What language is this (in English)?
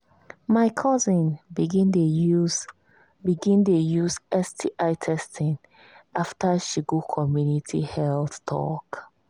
Nigerian Pidgin